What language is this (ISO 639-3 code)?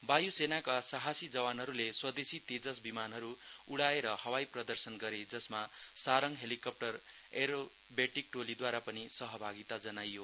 nep